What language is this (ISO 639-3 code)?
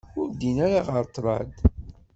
kab